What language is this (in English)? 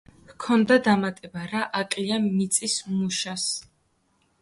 Georgian